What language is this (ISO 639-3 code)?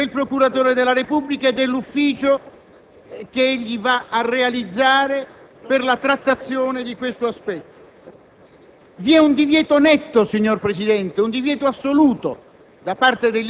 ita